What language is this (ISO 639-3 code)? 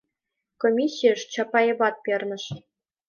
chm